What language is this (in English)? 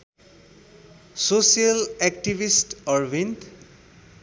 Nepali